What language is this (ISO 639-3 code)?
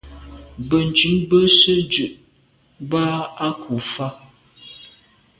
byv